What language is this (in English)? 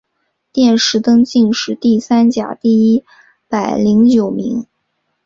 Chinese